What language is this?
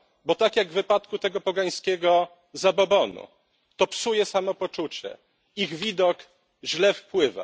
Polish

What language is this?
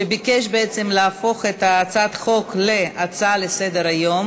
Hebrew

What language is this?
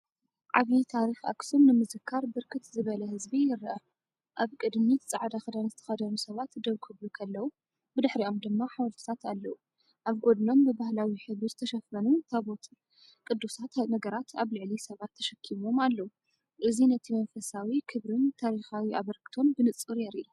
Tigrinya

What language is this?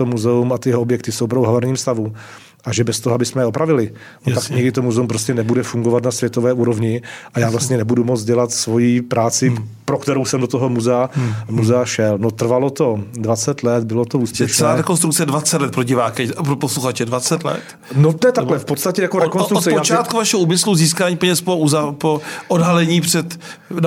Czech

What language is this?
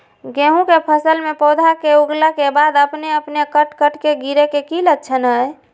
Magahi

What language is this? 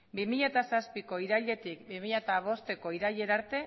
Basque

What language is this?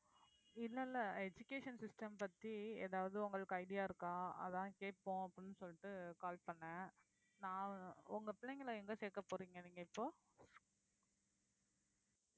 Tamil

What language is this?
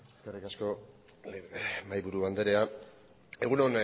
Basque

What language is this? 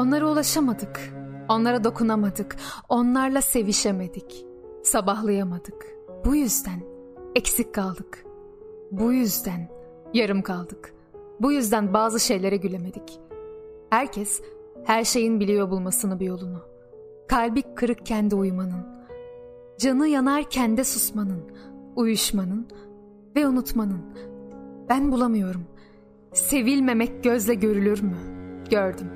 Turkish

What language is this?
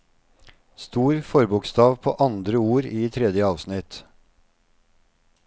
Norwegian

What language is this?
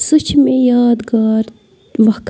Kashmiri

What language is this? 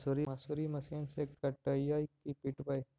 Magahi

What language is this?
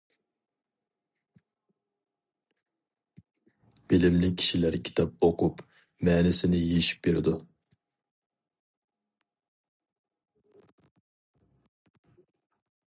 Uyghur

